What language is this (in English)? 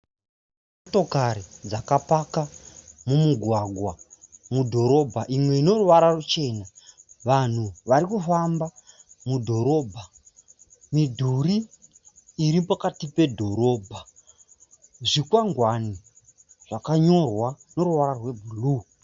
Shona